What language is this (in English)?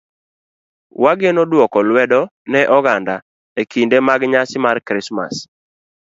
Luo (Kenya and Tanzania)